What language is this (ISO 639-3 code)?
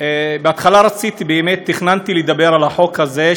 heb